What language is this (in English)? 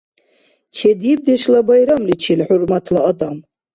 Dargwa